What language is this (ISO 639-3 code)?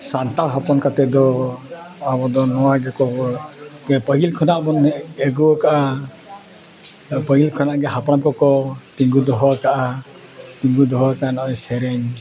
sat